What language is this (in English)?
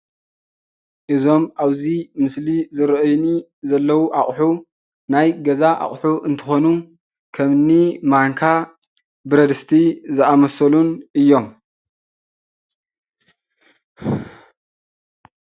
Tigrinya